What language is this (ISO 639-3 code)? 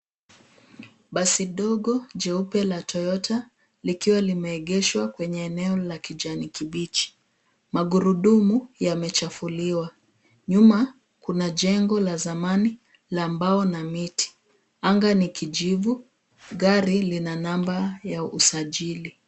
swa